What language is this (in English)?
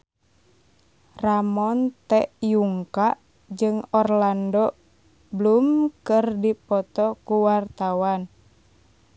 Sundanese